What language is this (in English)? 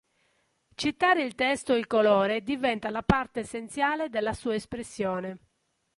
Italian